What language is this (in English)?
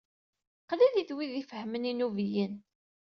Kabyle